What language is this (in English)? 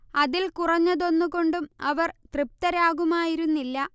Malayalam